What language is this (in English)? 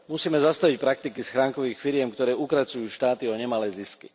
Slovak